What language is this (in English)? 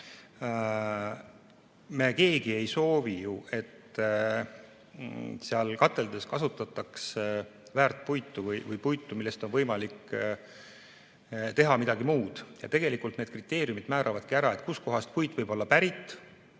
Estonian